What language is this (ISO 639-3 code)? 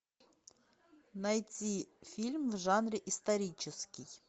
rus